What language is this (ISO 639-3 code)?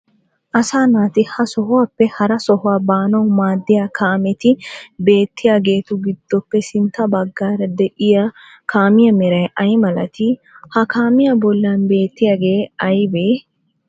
wal